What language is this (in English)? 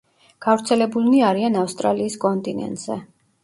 Georgian